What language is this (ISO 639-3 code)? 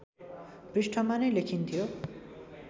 nep